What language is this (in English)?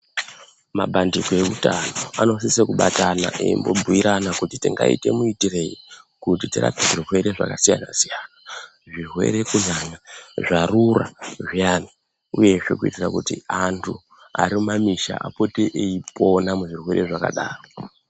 Ndau